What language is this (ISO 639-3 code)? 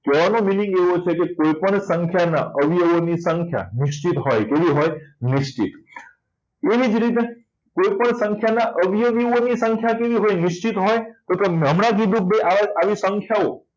guj